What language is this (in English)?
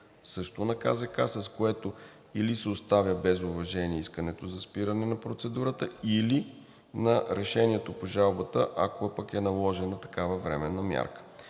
Bulgarian